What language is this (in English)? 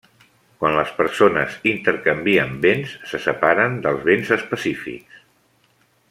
Catalan